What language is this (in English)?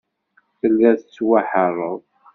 Kabyle